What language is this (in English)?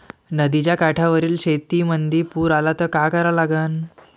Marathi